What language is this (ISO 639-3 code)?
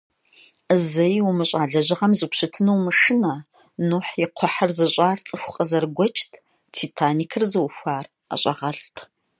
kbd